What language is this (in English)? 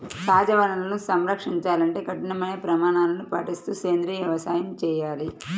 Telugu